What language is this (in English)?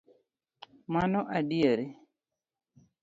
Luo (Kenya and Tanzania)